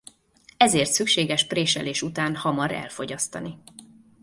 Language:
Hungarian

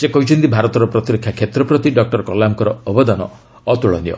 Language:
Odia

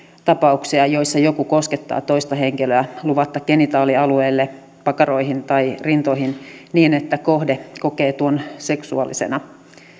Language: Finnish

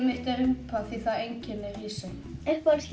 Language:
Icelandic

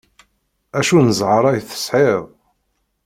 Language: Kabyle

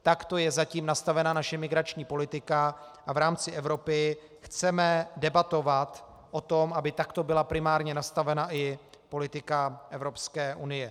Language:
Czech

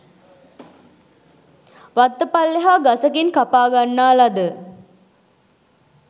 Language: Sinhala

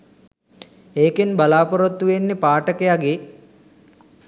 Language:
Sinhala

